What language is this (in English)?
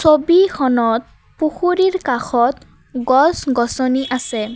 Assamese